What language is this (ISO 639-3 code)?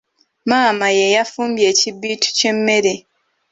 lug